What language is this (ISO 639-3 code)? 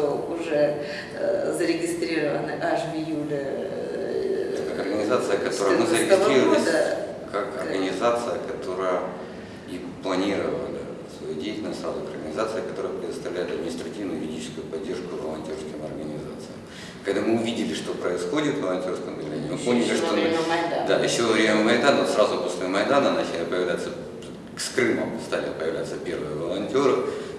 rus